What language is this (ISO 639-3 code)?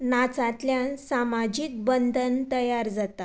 kok